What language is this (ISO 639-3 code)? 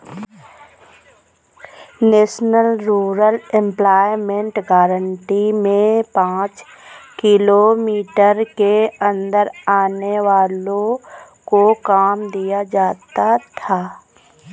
hin